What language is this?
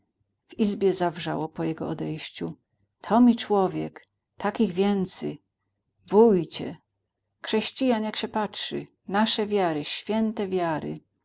Polish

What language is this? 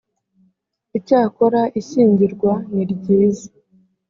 Kinyarwanda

